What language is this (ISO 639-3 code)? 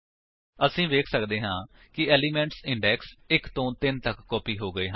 pan